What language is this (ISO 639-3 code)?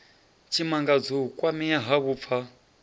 ven